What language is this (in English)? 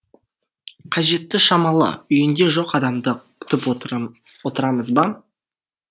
Kazakh